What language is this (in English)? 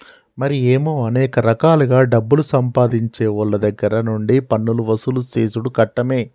Telugu